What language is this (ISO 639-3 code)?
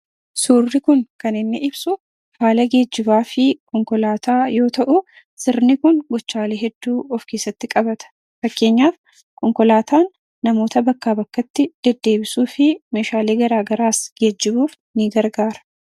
orm